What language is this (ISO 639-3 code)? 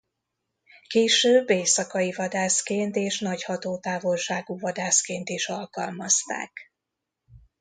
hun